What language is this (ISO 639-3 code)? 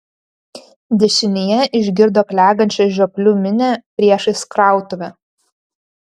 lit